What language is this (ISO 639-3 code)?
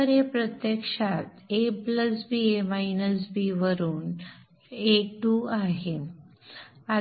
mar